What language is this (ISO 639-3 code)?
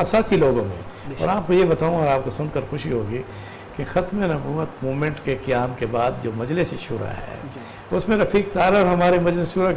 urd